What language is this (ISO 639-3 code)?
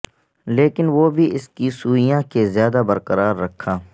urd